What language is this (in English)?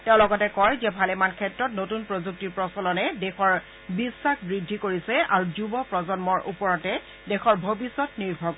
Assamese